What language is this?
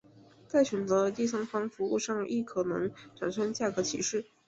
Chinese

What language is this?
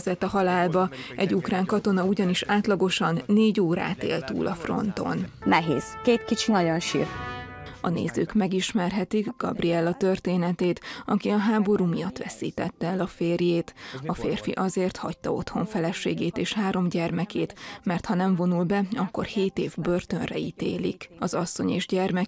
Hungarian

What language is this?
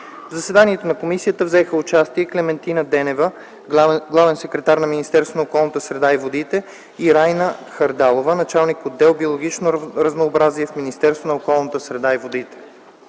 Bulgarian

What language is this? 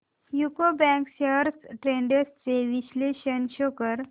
Marathi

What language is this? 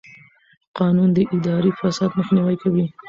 Pashto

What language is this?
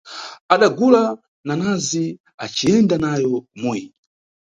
Nyungwe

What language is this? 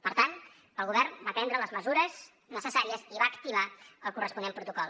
Catalan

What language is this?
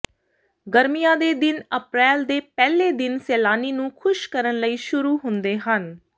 Punjabi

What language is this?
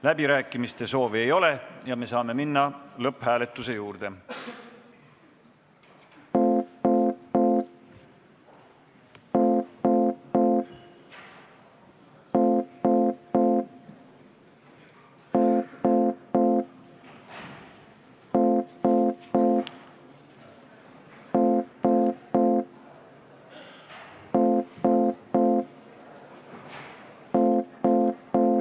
Estonian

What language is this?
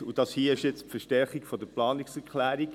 Swiss German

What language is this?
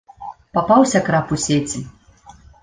Belarusian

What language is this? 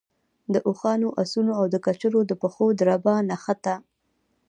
Pashto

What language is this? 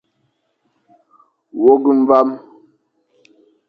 Fang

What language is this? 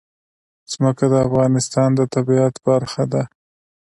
Pashto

